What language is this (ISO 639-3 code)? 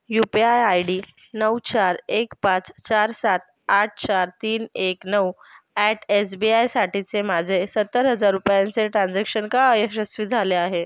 mar